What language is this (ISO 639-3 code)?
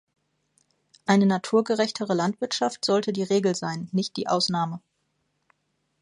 deu